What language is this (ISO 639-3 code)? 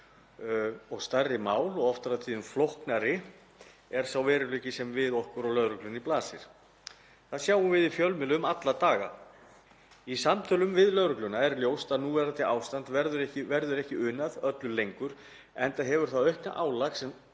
isl